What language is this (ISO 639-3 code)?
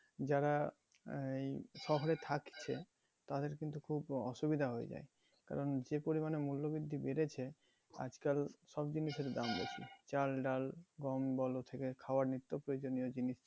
ben